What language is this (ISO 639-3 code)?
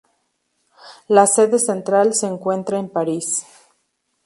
spa